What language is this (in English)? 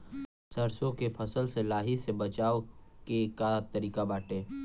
Bhojpuri